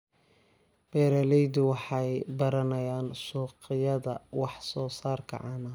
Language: Somali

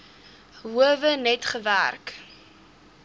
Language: Afrikaans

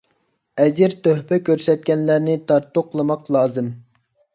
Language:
Uyghur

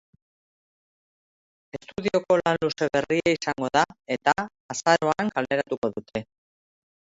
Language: Basque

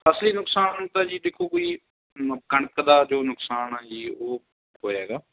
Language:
Punjabi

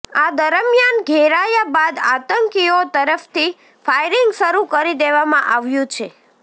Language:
Gujarati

